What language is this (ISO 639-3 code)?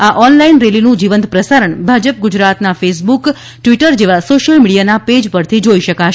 guj